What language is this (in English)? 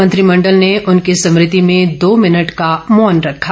Hindi